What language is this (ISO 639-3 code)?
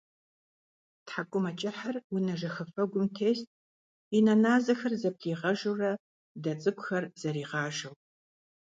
kbd